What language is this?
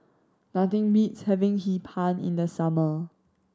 English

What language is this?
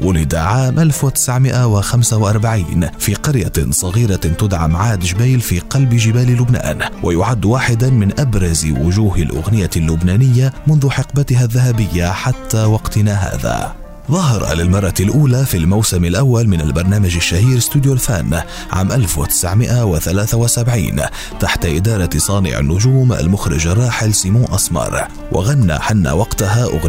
Arabic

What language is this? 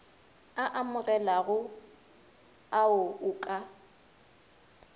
Northern Sotho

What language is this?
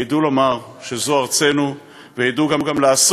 Hebrew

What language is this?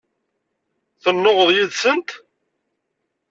Kabyle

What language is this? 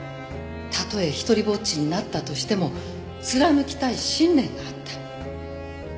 Japanese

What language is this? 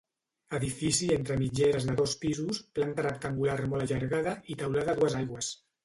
Catalan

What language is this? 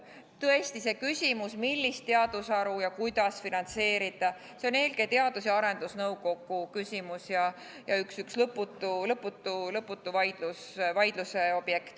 Estonian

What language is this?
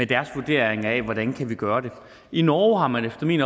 Danish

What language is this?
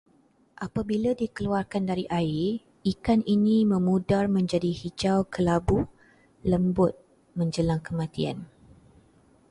Malay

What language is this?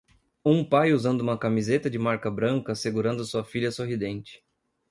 Portuguese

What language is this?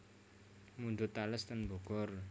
Javanese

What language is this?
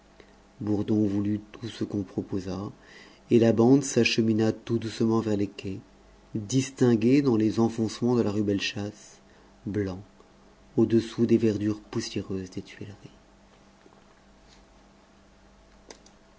French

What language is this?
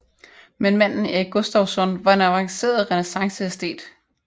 Danish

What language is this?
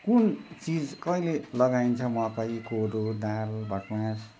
Nepali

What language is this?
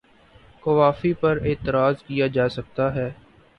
Urdu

